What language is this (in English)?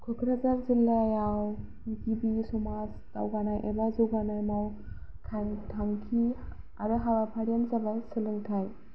Bodo